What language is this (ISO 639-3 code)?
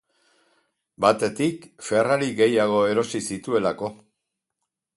eus